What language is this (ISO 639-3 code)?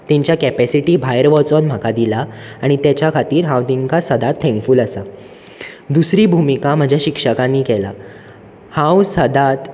kok